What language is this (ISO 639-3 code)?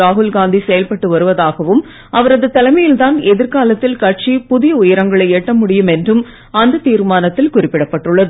tam